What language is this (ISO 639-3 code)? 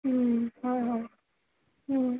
asm